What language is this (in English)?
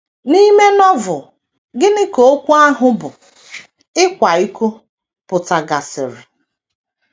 Igbo